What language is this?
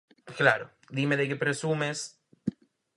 Galician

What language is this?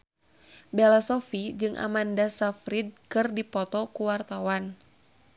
Sundanese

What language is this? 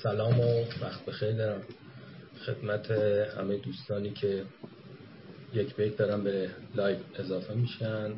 Persian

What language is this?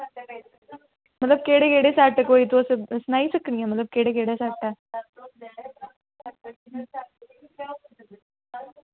Dogri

